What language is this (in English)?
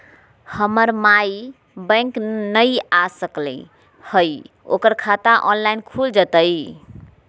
Magahi